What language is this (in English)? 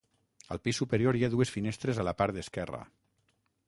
Catalan